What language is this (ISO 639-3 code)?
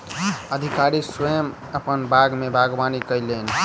mai